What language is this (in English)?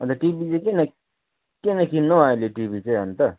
Nepali